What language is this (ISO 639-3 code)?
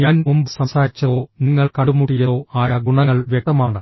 mal